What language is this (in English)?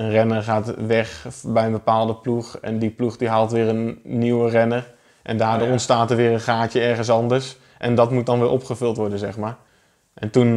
Dutch